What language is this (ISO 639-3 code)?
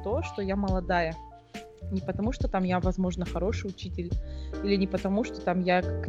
rus